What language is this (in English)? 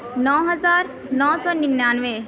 Urdu